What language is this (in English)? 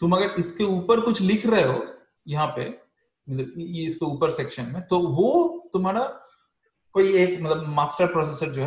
Hindi